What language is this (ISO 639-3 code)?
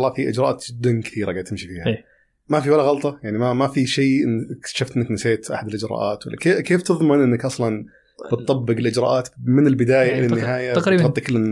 ara